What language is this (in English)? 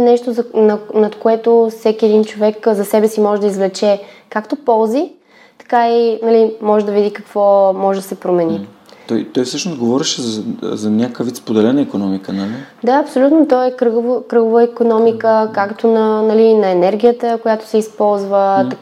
Bulgarian